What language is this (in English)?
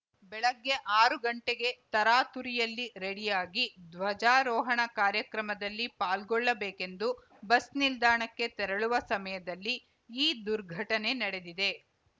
Kannada